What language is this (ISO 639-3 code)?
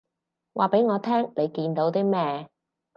yue